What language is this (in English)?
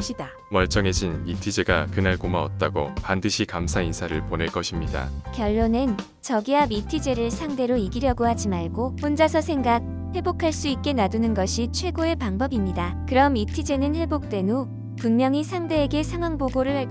Korean